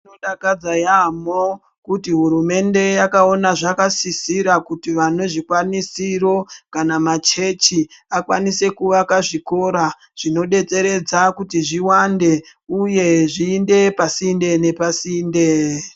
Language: Ndau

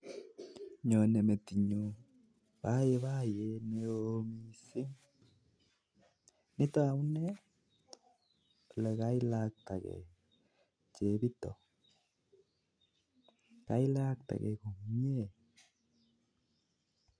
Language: Kalenjin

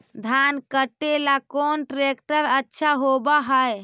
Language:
Magahi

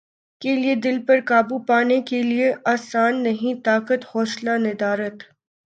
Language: Urdu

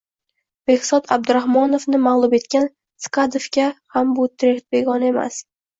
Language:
Uzbek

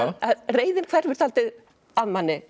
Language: Icelandic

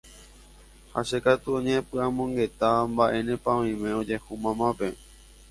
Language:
Guarani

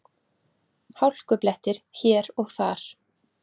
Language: Icelandic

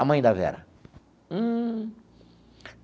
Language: Portuguese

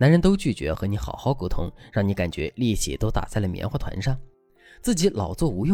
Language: Chinese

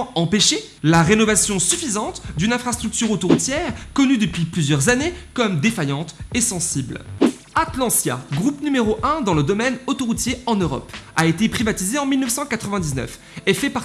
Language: French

